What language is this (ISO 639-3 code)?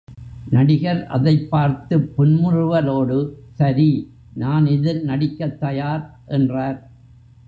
tam